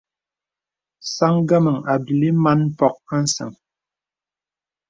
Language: Bebele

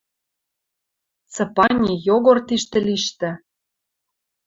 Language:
Western Mari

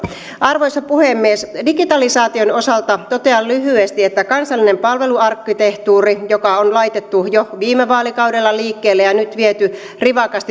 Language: Finnish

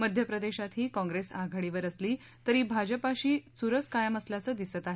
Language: Marathi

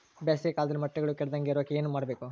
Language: Kannada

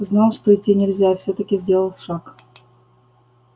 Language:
Russian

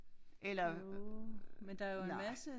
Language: Danish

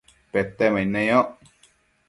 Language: Matsés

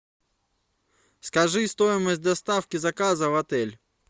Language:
Russian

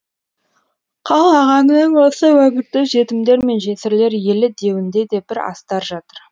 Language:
Kazakh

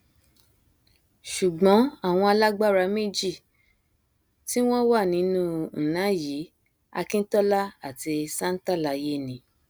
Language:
Yoruba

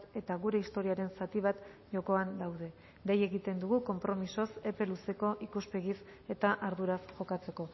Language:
Basque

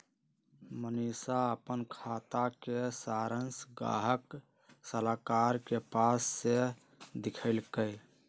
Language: Magahi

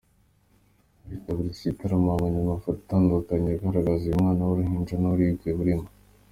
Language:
Kinyarwanda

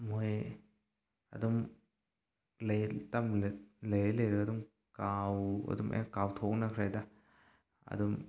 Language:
Manipuri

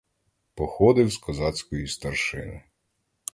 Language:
Ukrainian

